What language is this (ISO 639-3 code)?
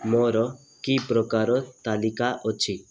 ori